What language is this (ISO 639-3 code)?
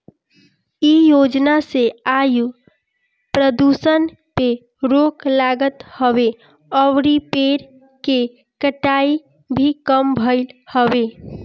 bho